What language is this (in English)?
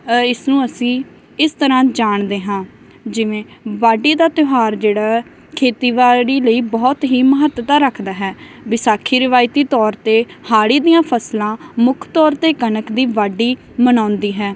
Punjabi